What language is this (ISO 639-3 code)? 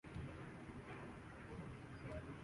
urd